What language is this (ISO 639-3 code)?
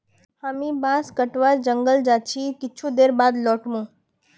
mag